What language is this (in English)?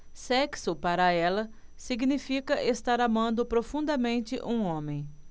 Portuguese